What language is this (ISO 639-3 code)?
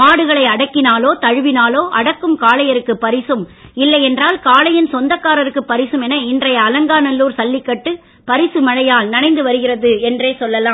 tam